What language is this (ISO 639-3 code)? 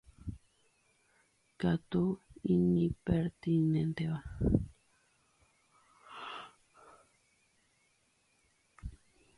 grn